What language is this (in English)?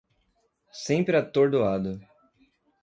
Portuguese